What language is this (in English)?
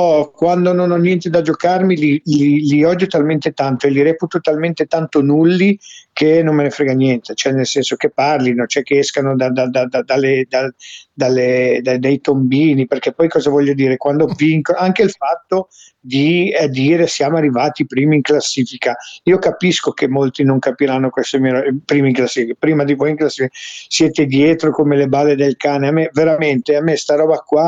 Italian